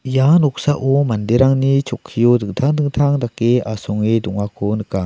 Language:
Garo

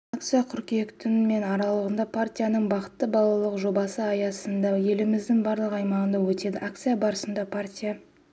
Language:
Kazakh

